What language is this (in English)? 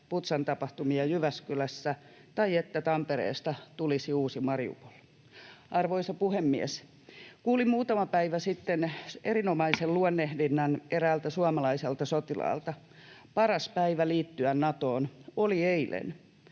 Finnish